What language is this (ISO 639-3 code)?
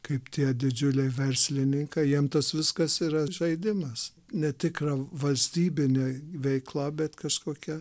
lit